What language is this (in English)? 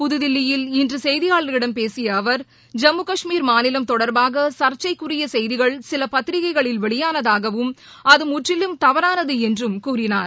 Tamil